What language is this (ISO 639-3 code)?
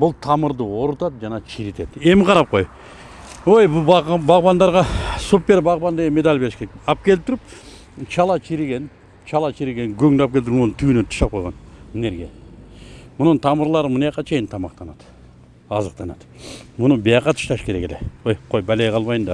tur